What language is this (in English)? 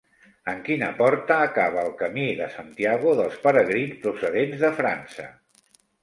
Catalan